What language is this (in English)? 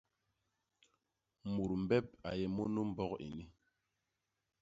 Basaa